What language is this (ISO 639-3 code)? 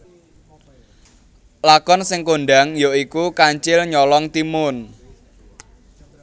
jav